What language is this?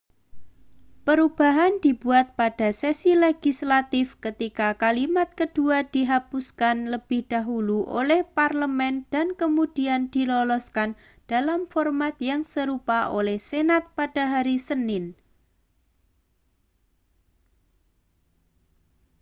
Indonesian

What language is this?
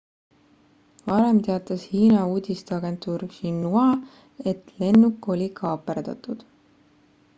Estonian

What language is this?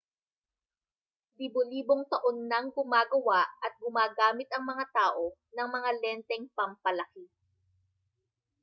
Filipino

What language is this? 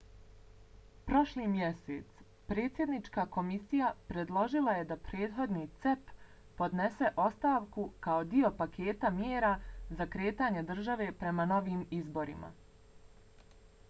Bosnian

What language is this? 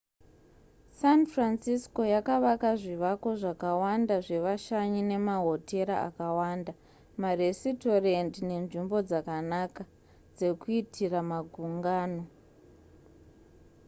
Shona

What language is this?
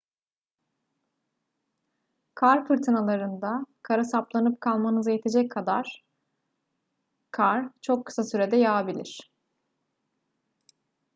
Turkish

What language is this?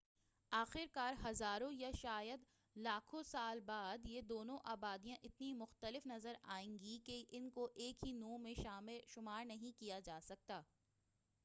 Urdu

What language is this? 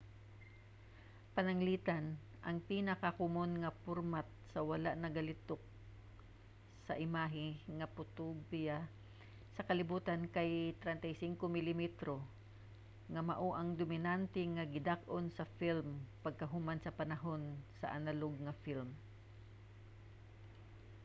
Cebuano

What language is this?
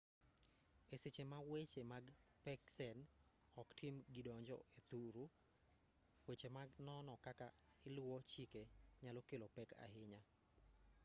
Luo (Kenya and Tanzania)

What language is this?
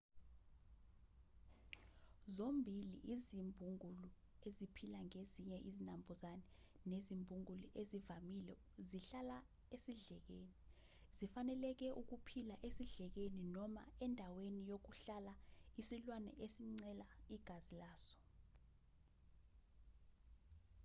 Zulu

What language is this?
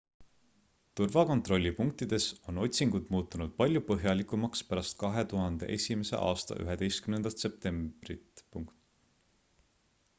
Estonian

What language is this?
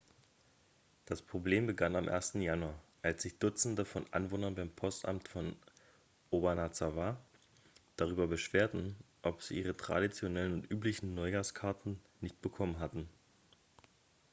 German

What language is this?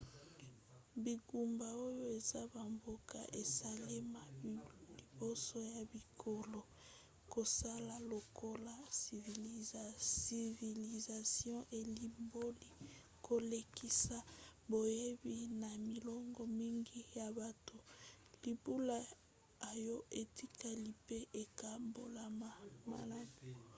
Lingala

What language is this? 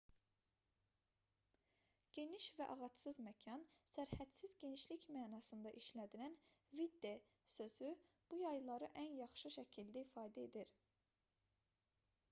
Azerbaijani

